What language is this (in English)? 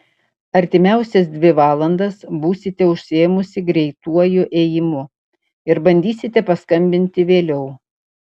Lithuanian